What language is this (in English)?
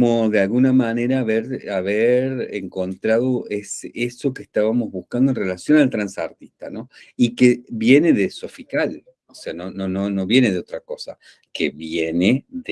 Spanish